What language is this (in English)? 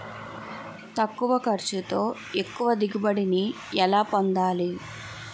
Telugu